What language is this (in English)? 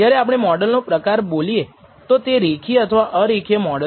Gujarati